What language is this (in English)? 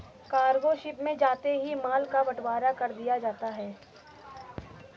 Hindi